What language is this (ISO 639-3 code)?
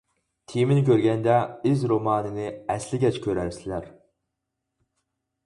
uig